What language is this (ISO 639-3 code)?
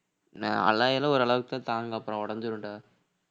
tam